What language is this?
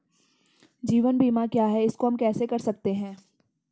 Hindi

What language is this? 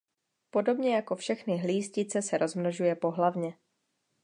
Czech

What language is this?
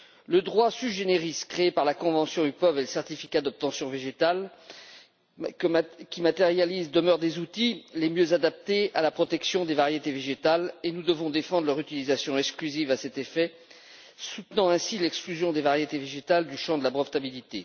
French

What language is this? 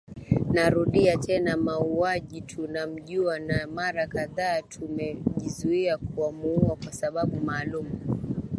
Swahili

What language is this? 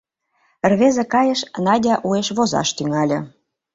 Mari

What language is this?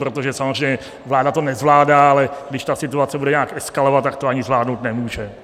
Czech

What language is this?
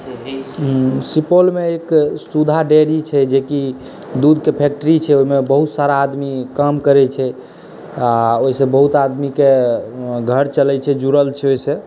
Maithili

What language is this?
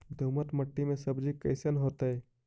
Magahi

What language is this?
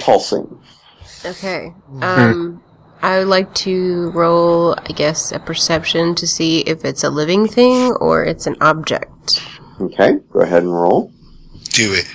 English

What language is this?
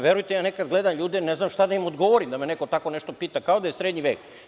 Serbian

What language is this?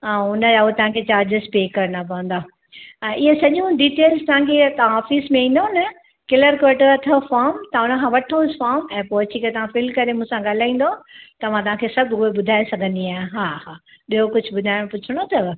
Sindhi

